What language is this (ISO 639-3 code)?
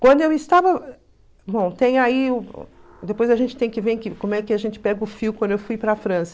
por